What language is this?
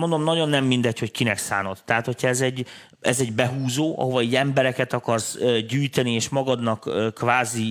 Hungarian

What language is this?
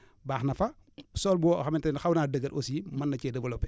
Wolof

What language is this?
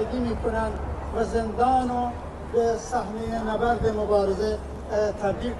Persian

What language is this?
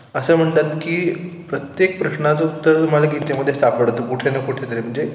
Marathi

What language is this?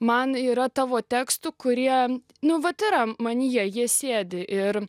Lithuanian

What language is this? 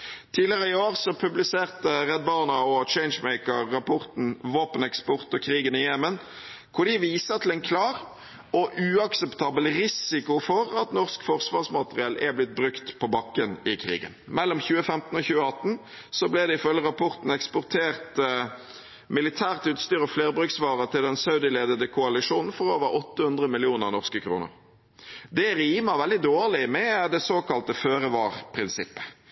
Norwegian Bokmål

